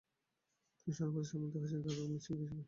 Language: Bangla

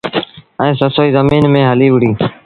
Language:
Sindhi Bhil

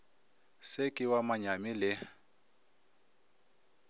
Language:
Northern Sotho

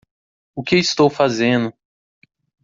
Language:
Portuguese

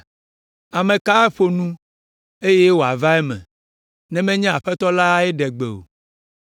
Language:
Ewe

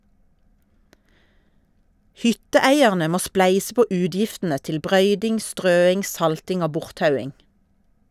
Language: Norwegian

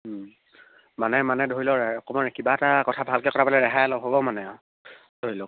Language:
Assamese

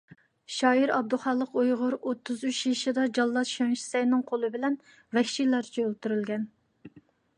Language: Uyghur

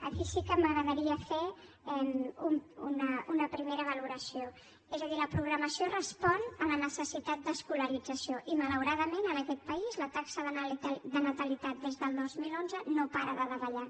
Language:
Catalan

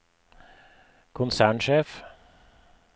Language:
Norwegian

